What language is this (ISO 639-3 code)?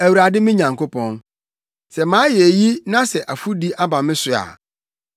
aka